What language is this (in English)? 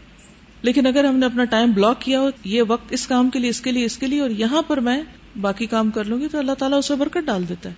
Urdu